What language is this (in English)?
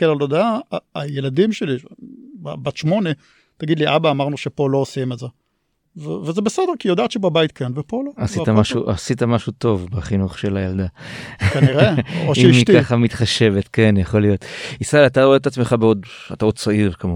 Hebrew